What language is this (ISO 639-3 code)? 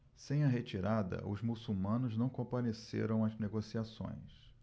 por